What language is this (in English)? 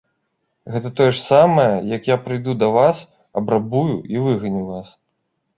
Belarusian